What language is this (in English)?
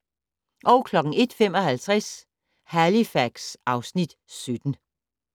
Danish